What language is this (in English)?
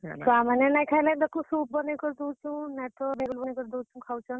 Odia